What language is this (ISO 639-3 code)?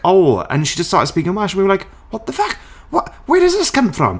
eng